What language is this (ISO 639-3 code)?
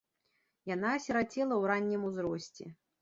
bel